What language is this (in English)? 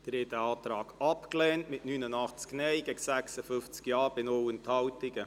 Swiss German